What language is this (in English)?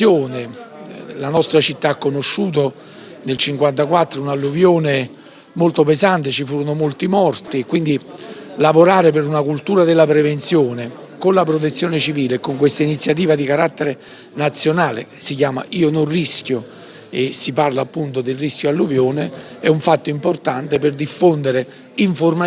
Italian